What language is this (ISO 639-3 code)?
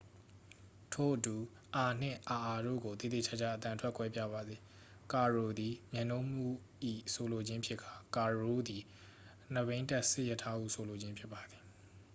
mya